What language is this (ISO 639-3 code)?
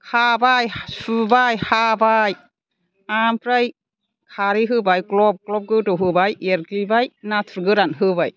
brx